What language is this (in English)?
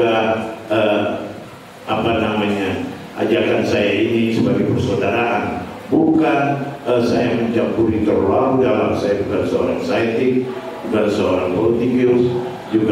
Indonesian